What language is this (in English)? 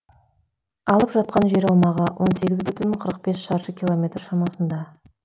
Kazakh